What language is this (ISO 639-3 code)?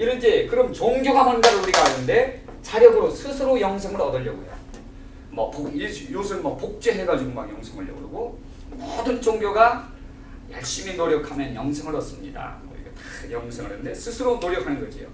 kor